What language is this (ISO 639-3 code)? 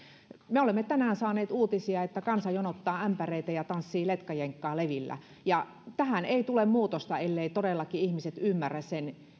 fin